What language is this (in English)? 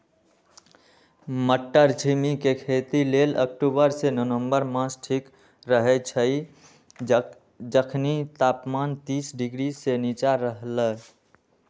Magahi